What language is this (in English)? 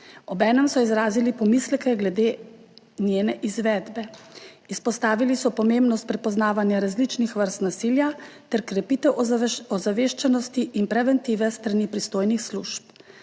Slovenian